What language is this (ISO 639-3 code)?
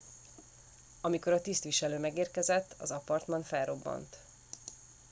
hun